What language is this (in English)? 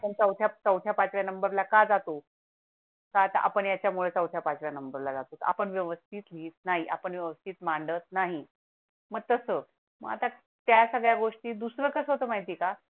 Marathi